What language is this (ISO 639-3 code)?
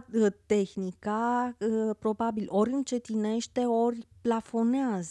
ron